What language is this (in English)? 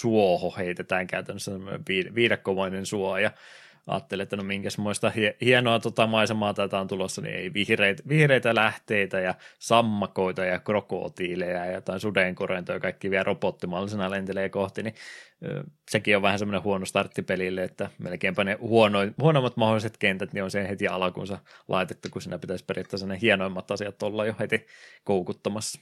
Finnish